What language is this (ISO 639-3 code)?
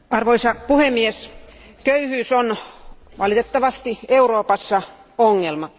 fin